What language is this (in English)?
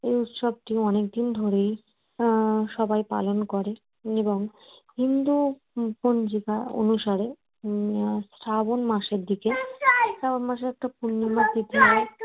Bangla